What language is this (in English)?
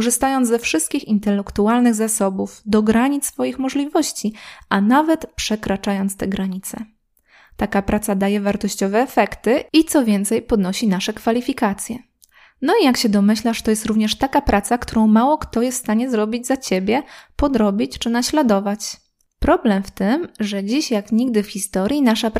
Polish